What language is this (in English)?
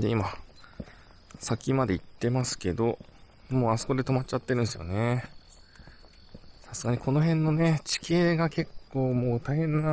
Japanese